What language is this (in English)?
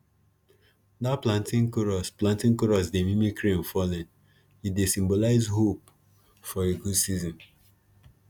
Nigerian Pidgin